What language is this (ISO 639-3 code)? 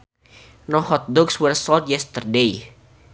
sun